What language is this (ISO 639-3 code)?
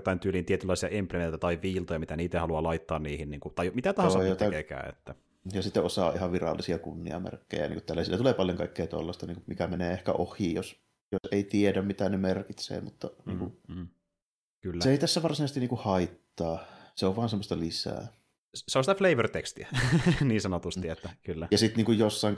fin